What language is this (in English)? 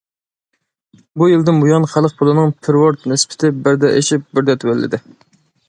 Uyghur